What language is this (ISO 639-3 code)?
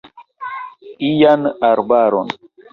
epo